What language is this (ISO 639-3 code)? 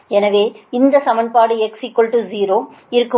tam